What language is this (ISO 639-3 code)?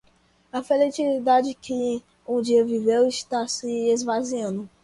por